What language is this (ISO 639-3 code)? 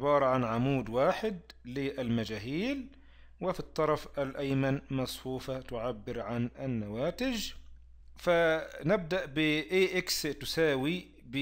ara